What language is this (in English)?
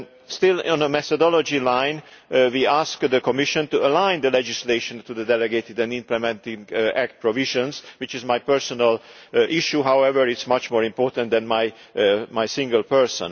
English